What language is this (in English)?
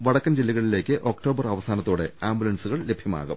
Malayalam